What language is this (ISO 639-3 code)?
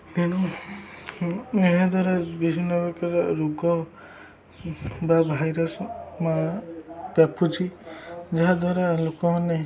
ori